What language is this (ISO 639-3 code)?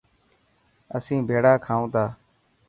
mki